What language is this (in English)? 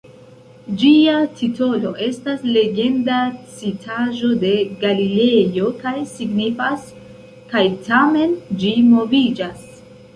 Esperanto